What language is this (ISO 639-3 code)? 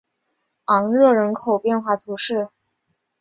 zho